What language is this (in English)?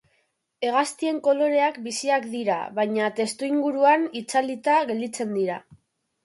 Basque